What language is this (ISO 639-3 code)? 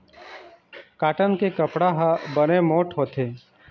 hne